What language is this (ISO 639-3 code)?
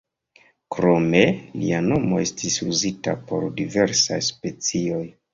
epo